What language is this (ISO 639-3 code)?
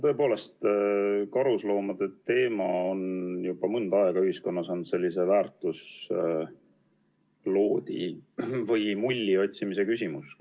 est